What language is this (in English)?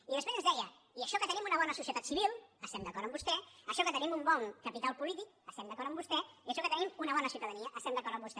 Catalan